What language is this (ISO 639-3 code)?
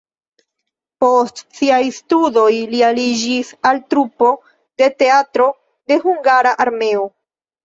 epo